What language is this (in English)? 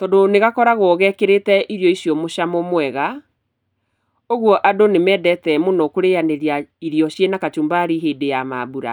Kikuyu